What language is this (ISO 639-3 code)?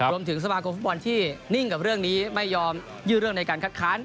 tha